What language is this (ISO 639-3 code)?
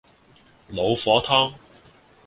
yue